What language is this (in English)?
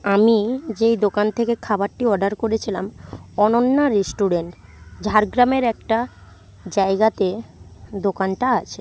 Bangla